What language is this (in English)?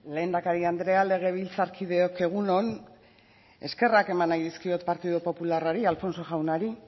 Basque